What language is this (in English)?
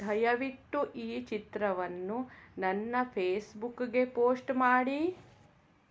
Kannada